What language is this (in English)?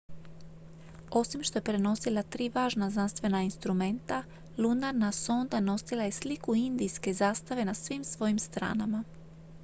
Croatian